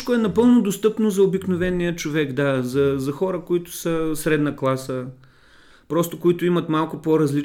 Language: Bulgarian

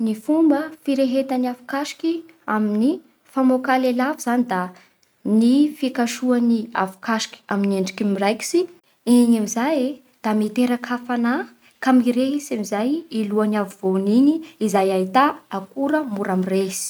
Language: Bara Malagasy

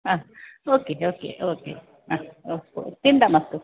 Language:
Sanskrit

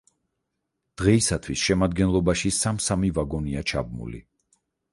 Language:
Georgian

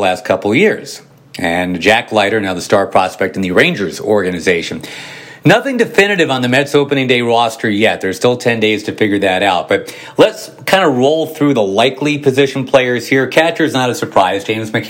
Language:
English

